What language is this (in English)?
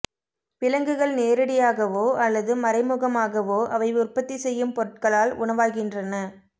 Tamil